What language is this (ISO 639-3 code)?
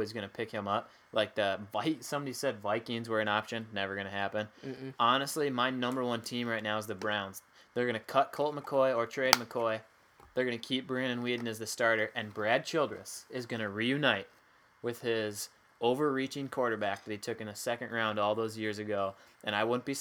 eng